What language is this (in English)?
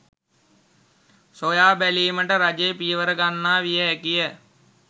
Sinhala